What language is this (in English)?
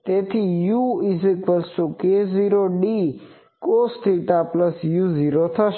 Gujarati